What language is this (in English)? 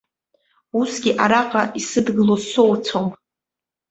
Abkhazian